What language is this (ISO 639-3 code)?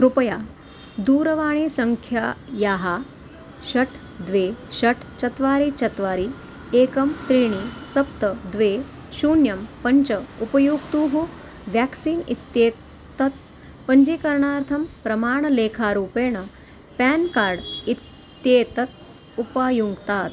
san